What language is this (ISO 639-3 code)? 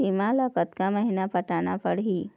hne